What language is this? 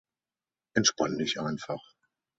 German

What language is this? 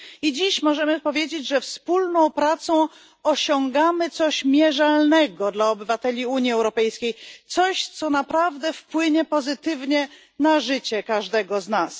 Polish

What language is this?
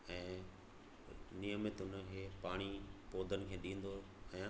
Sindhi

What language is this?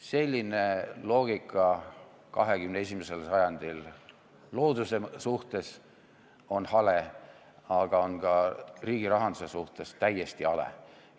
Estonian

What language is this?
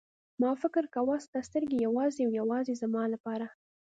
Pashto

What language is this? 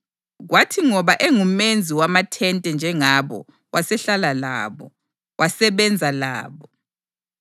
North Ndebele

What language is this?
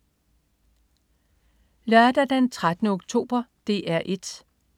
Danish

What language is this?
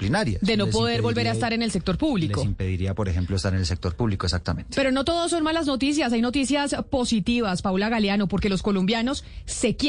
Spanish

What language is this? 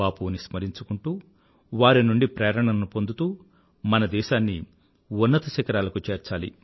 Telugu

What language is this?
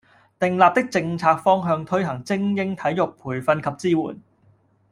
Cantonese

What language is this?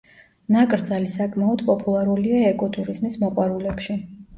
Georgian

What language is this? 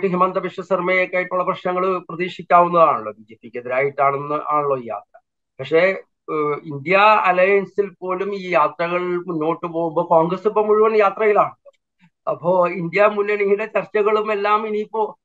Malayalam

